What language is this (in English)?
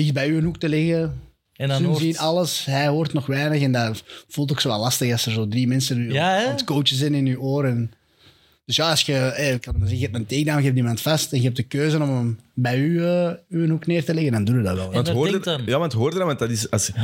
Dutch